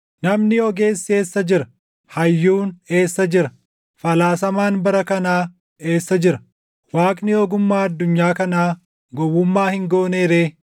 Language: Oromo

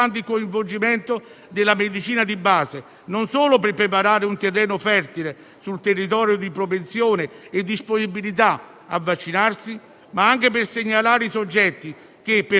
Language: Italian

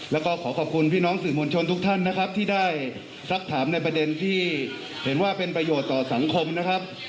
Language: Thai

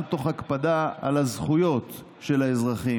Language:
Hebrew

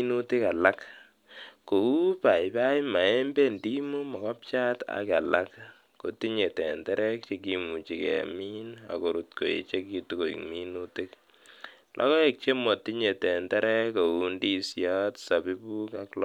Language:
Kalenjin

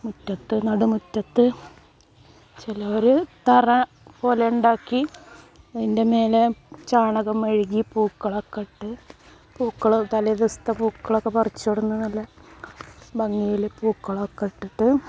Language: Malayalam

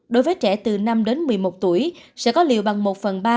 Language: Vietnamese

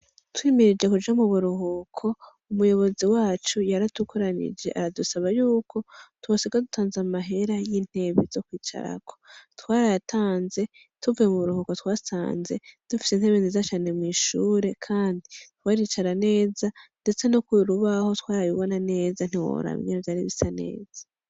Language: Rundi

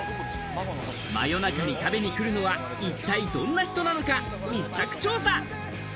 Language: Japanese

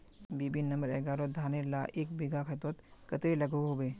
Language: Magahi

